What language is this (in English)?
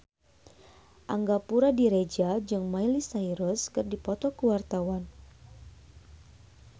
Sundanese